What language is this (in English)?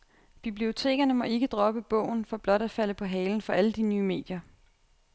Danish